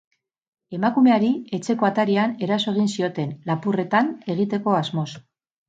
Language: Basque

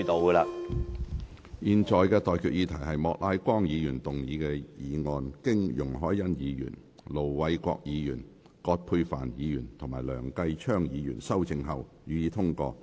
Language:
Cantonese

